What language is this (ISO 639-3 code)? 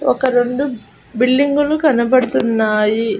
tel